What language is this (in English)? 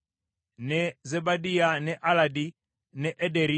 Ganda